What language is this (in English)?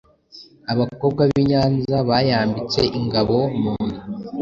Kinyarwanda